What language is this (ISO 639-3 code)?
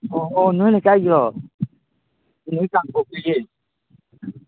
mni